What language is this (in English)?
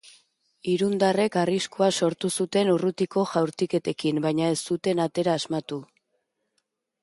Basque